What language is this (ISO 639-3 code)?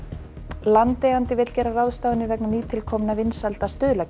isl